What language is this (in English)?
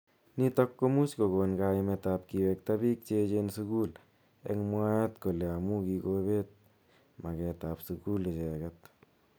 Kalenjin